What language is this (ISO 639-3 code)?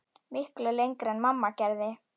isl